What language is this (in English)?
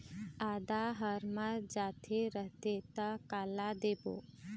Chhattisgarhi